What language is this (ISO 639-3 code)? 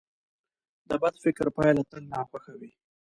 pus